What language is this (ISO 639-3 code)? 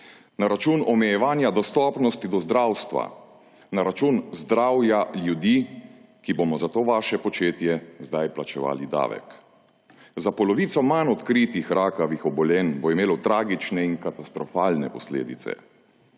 slv